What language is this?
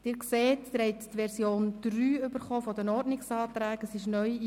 Swiss German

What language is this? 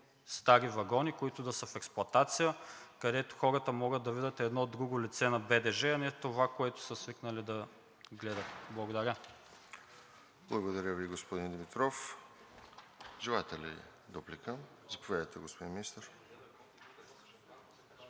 Bulgarian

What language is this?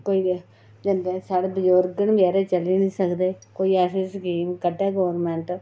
Dogri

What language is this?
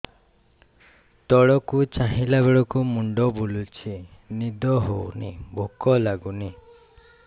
Odia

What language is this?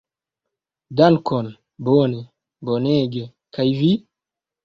Esperanto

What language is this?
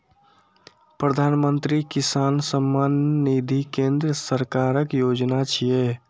Maithili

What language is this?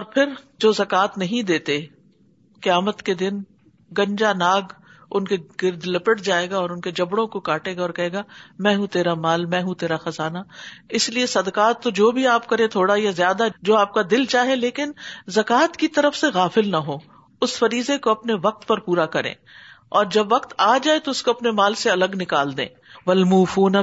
Urdu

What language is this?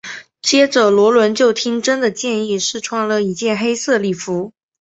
Chinese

